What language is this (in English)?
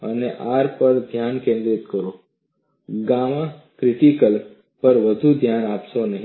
Gujarati